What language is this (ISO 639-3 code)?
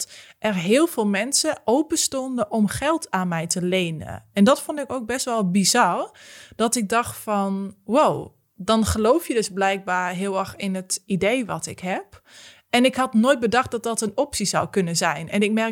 nld